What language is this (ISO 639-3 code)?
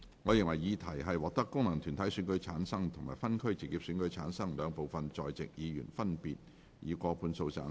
yue